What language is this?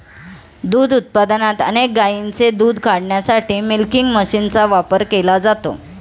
Marathi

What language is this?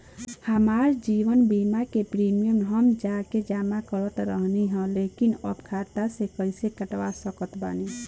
Bhojpuri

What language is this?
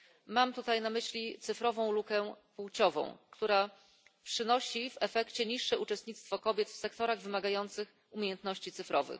Polish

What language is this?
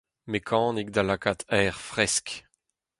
Breton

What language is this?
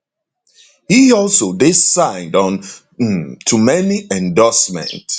Nigerian Pidgin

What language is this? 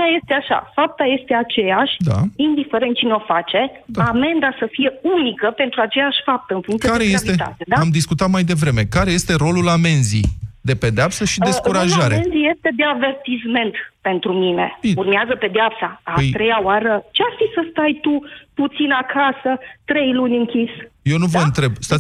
Romanian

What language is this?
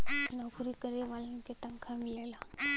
Bhojpuri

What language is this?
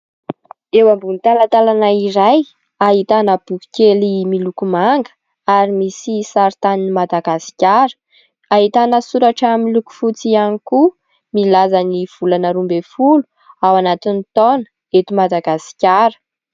Malagasy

